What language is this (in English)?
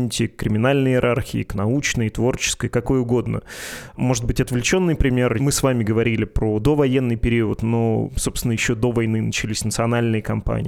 Russian